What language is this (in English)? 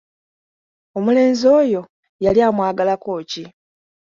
Ganda